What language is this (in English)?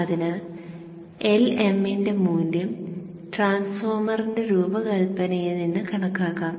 Malayalam